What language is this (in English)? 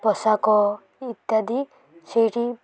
Odia